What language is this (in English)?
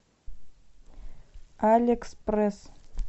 Russian